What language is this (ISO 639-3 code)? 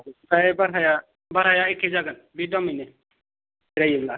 brx